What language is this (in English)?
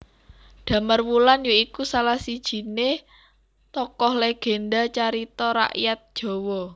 Javanese